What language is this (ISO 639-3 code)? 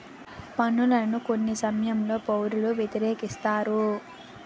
tel